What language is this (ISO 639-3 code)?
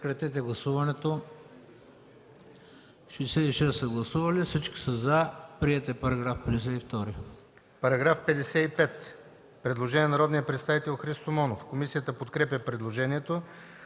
bul